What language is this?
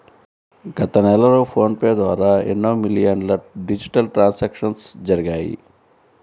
Telugu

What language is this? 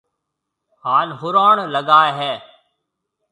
Marwari (Pakistan)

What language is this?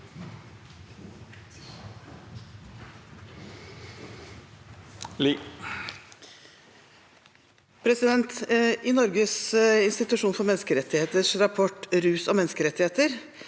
Norwegian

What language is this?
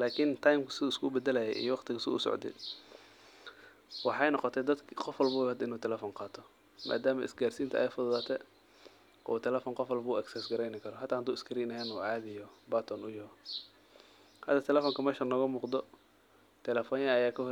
Somali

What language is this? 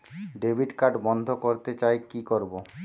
Bangla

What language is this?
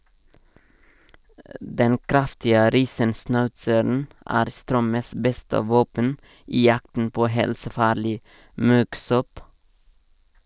Norwegian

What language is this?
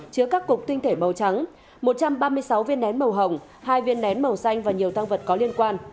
Vietnamese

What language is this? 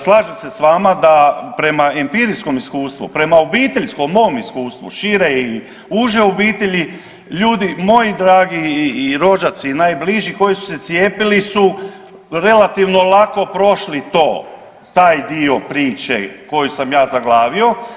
Croatian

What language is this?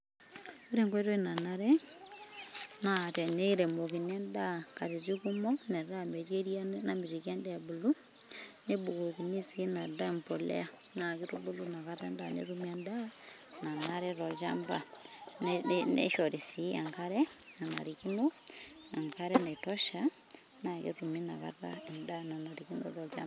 Masai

